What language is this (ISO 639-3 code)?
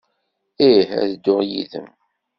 kab